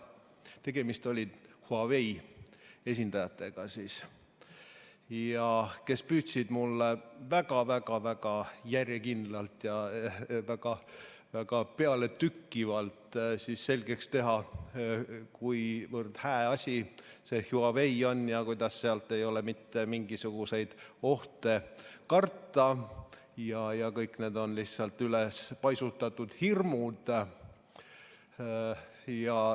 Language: Estonian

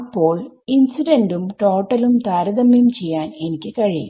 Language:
Malayalam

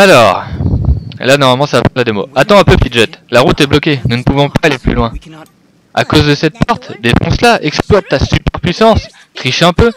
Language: French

